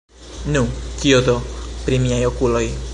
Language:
Esperanto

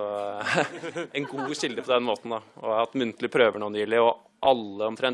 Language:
Norwegian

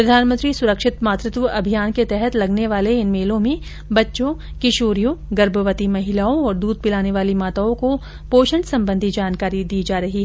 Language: Hindi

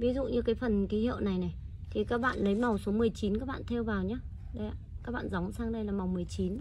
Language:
Vietnamese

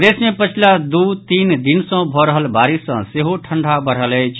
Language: Maithili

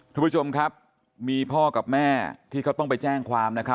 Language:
Thai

